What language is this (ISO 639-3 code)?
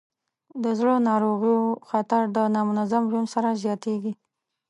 pus